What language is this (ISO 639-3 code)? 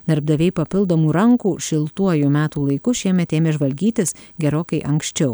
lit